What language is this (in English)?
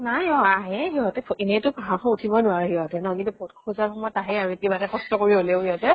Assamese